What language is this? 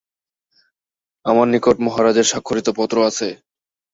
Bangla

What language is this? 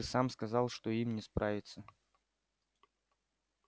Russian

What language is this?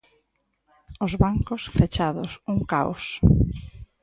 Galician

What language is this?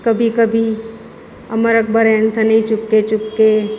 Gujarati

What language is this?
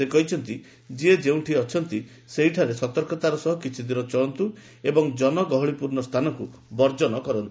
Odia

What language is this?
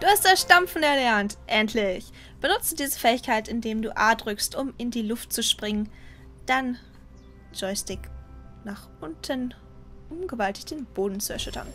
German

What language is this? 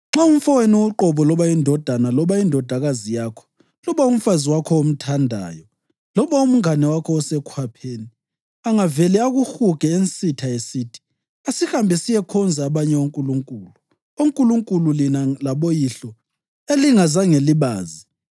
North Ndebele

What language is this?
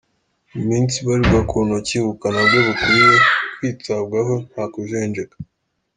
Kinyarwanda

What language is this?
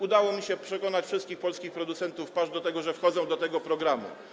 Polish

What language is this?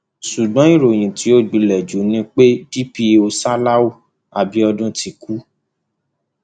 Yoruba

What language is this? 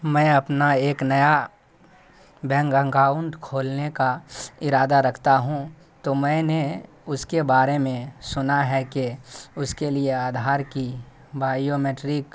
Urdu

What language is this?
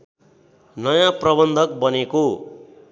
Nepali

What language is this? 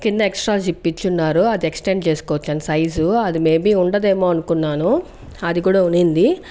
Telugu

